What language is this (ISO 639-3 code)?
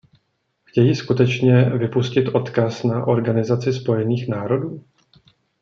ces